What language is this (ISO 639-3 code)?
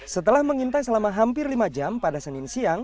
ind